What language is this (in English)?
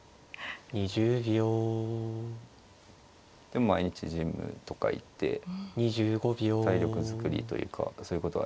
Japanese